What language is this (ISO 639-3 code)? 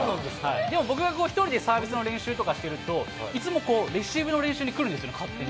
jpn